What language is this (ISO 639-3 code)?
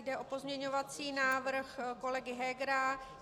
ces